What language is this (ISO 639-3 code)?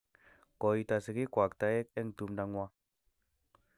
kln